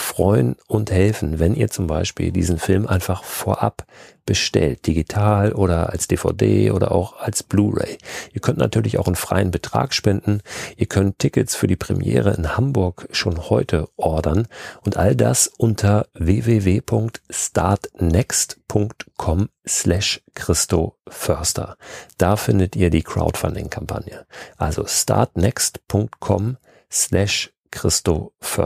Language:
German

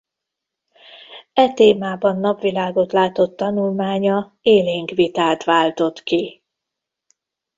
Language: Hungarian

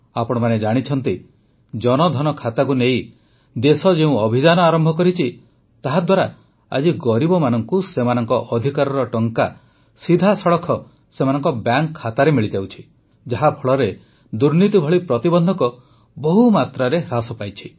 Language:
Odia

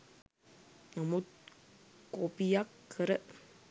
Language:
Sinhala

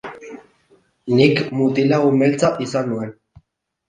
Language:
Basque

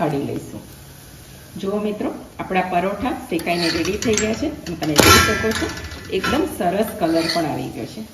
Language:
Hindi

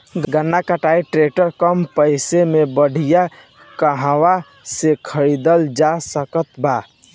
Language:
Bhojpuri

